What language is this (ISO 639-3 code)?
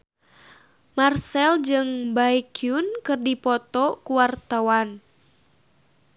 sun